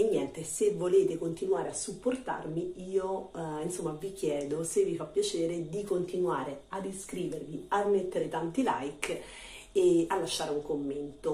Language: Italian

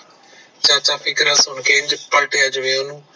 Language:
Punjabi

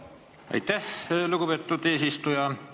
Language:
Estonian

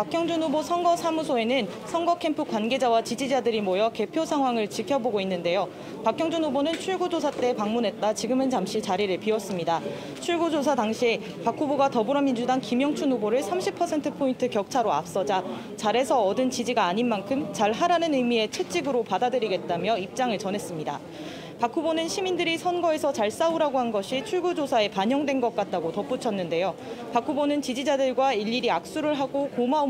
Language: Korean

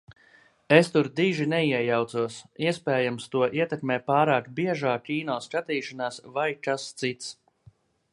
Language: Latvian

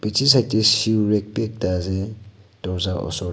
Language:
Naga Pidgin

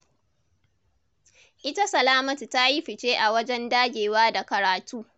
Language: Hausa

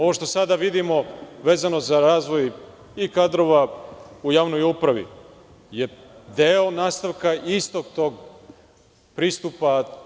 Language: Serbian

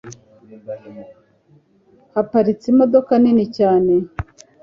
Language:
Kinyarwanda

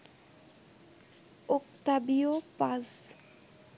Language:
Bangla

